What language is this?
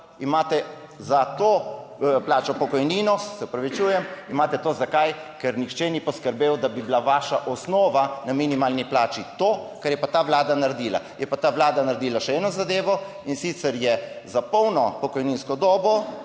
Slovenian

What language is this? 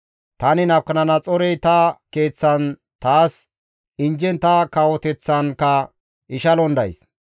Gamo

